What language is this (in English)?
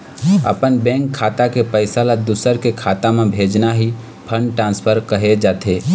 Chhattisgarhi